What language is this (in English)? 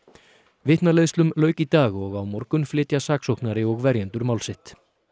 Icelandic